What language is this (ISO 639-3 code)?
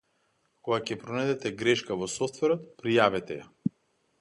mkd